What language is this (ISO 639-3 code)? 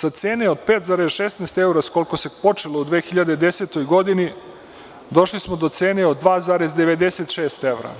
srp